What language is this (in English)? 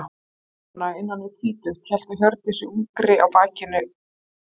Icelandic